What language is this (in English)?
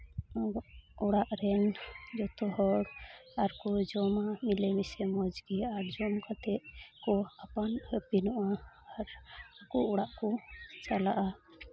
Santali